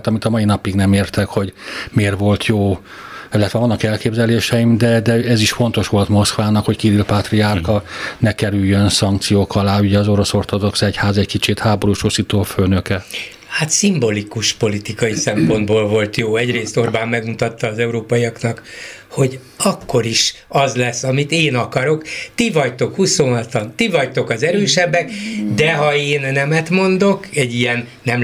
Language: Hungarian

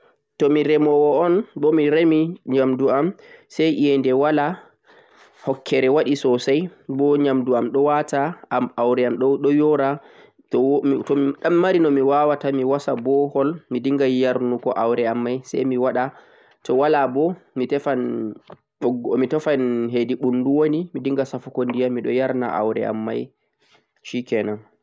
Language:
Central-Eastern Niger Fulfulde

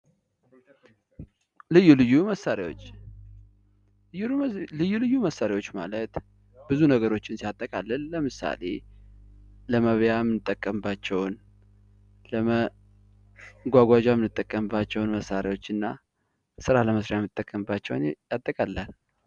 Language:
Amharic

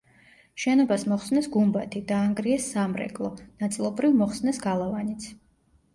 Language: Georgian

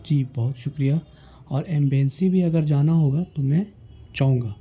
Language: Urdu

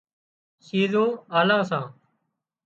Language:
Wadiyara Koli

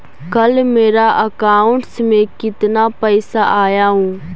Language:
Magahi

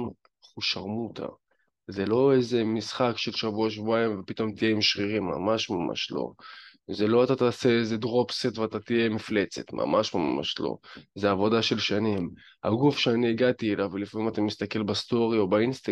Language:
Hebrew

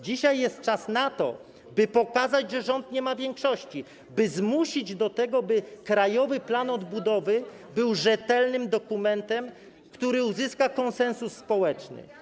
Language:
Polish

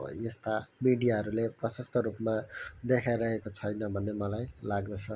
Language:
Nepali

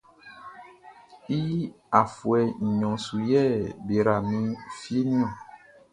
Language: Baoulé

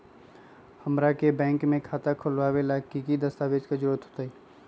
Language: Magahi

